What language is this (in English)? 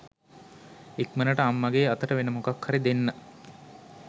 Sinhala